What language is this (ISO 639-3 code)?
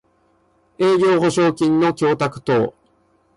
jpn